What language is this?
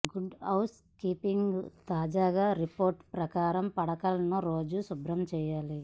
Telugu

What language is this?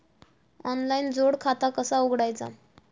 Marathi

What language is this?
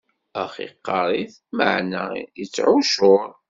Kabyle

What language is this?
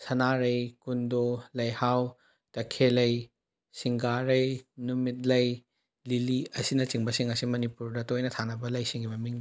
Manipuri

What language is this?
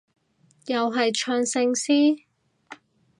Cantonese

